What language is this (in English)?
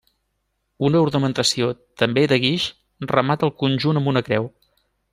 Catalan